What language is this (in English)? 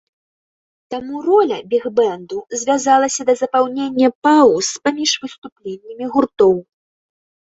Belarusian